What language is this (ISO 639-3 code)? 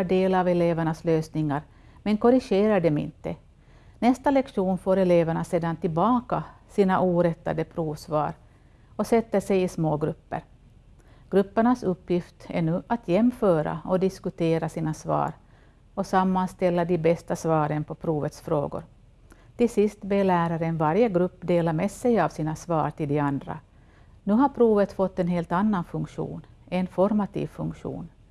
swe